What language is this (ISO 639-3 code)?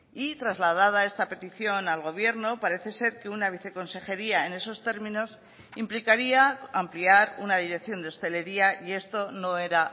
spa